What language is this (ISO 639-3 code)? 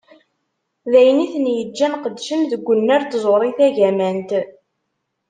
kab